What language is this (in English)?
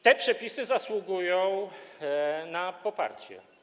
Polish